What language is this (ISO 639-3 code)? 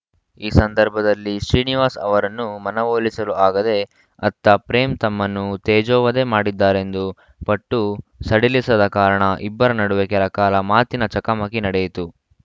kan